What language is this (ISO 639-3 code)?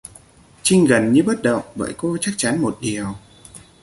vie